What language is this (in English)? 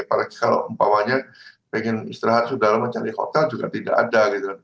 Indonesian